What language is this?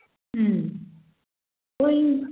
Bodo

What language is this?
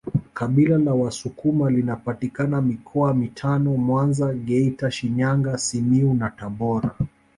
Swahili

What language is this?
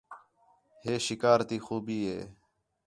Khetrani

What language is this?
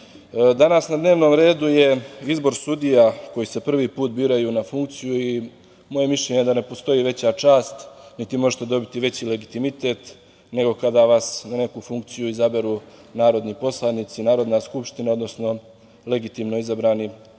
Serbian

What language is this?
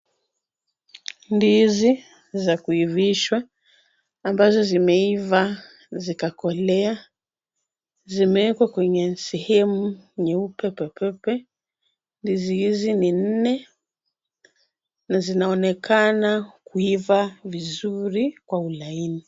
Swahili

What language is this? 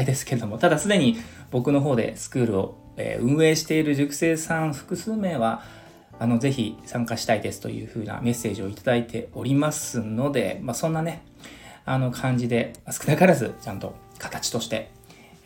Japanese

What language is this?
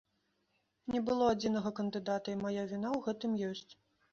Belarusian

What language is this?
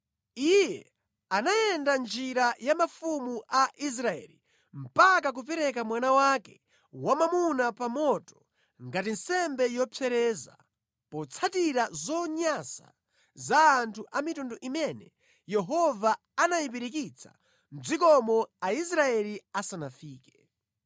Nyanja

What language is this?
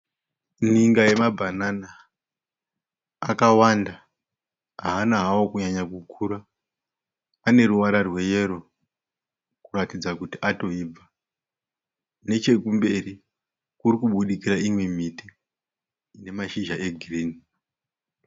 Shona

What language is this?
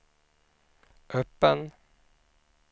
Swedish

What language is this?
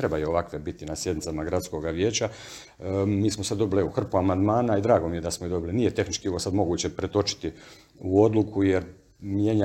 Croatian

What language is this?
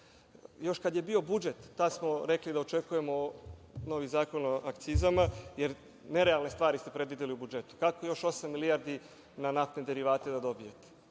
Serbian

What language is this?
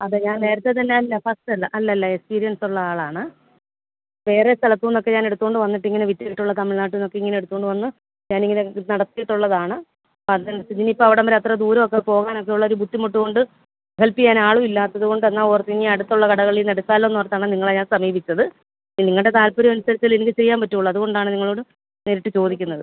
Malayalam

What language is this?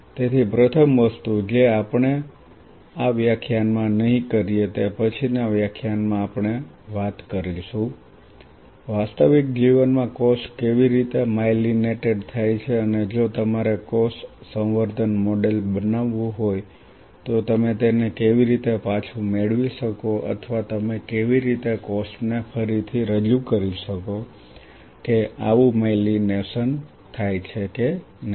Gujarati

